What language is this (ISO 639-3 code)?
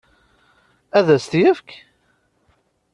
kab